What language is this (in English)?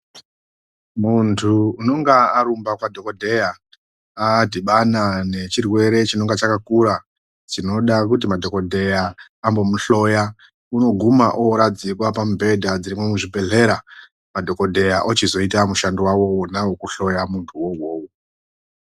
Ndau